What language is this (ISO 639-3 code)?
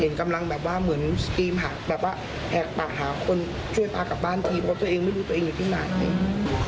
tha